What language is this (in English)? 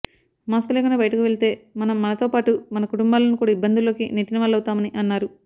Telugu